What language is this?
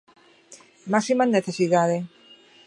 Galician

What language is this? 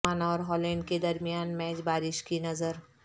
Urdu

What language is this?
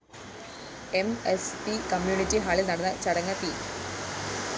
Malayalam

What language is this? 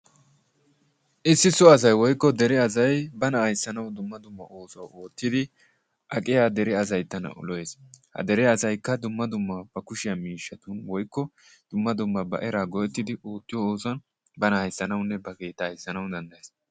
Wolaytta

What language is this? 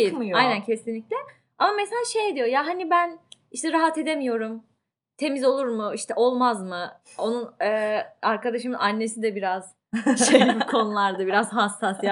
Turkish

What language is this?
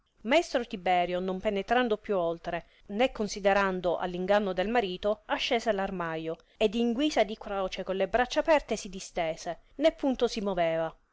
Italian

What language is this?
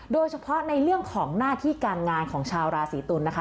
Thai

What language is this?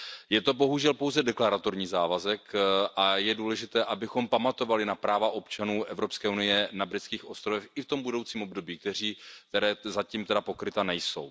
Czech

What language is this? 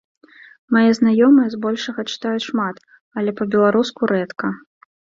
Belarusian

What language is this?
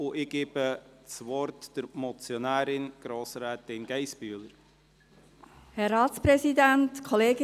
Swiss German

